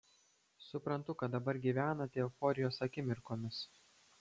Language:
Lithuanian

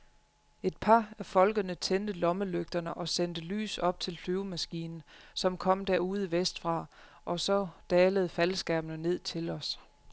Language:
Danish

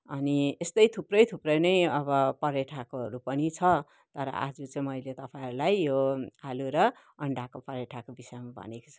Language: Nepali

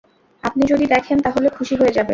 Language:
Bangla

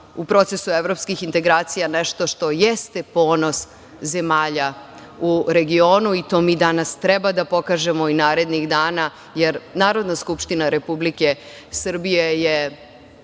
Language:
Serbian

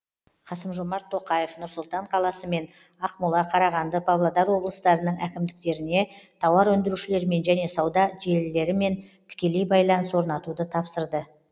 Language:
Kazakh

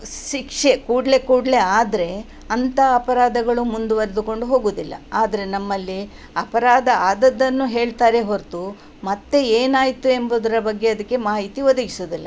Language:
Kannada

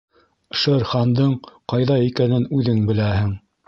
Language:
Bashkir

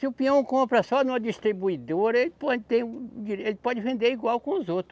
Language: Portuguese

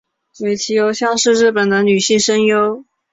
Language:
Chinese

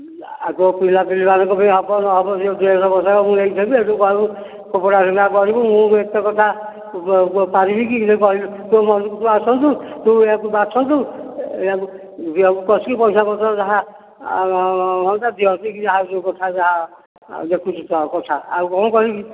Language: Odia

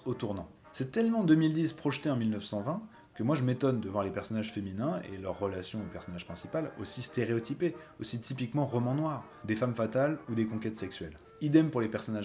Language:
French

